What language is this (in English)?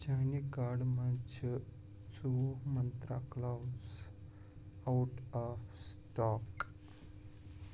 Kashmiri